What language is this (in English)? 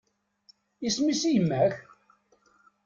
Kabyle